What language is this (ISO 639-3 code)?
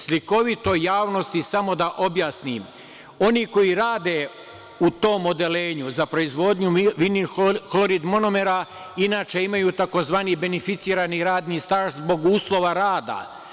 srp